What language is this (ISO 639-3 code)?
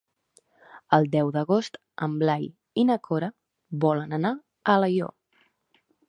cat